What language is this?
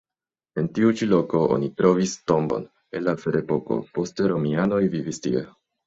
Esperanto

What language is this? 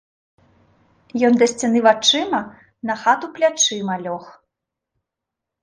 Belarusian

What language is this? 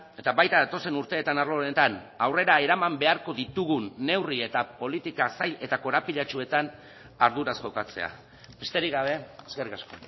Basque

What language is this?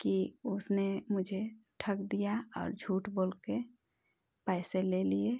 Hindi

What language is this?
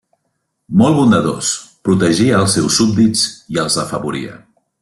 Catalan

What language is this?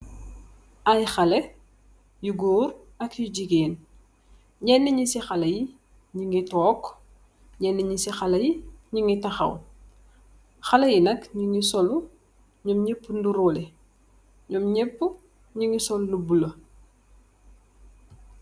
Wolof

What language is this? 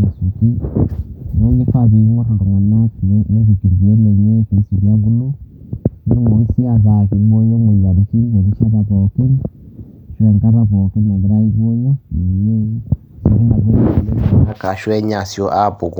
Masai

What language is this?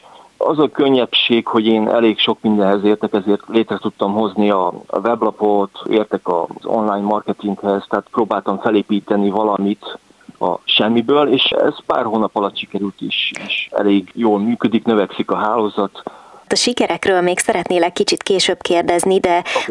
Hungarian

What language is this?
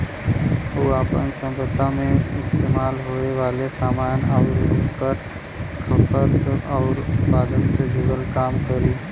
Bhojpuri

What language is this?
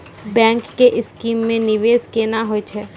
Maithili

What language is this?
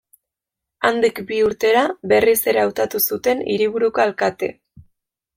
Basque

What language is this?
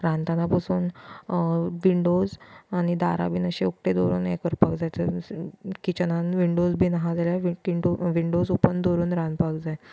Konkani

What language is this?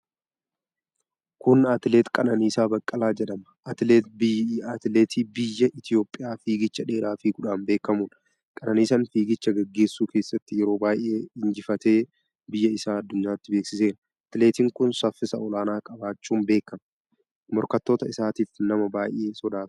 Oromo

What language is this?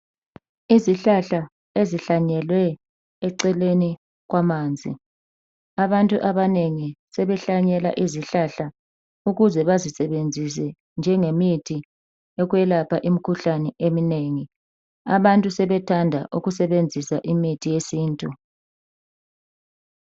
North Ndebele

